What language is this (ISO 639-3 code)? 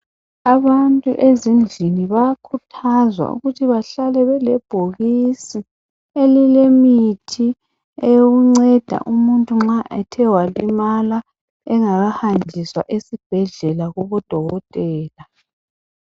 nde